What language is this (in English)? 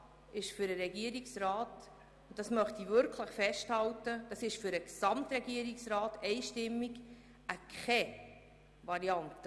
Swiss German